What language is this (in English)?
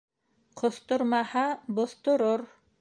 Bashkir